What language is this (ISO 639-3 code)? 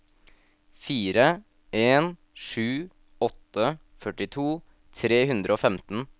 nor